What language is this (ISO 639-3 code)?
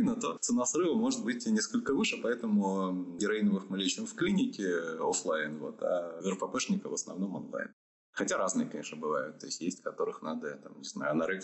rus